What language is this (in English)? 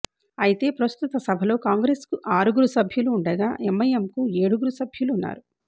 Telugu